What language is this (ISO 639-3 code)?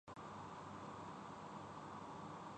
urd